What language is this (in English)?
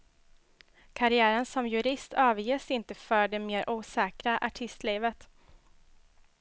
Swedish